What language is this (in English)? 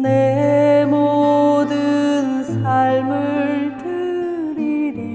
Korean